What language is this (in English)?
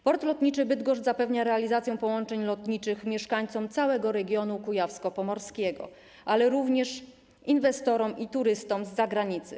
Polish